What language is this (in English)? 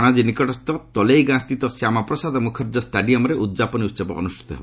Odia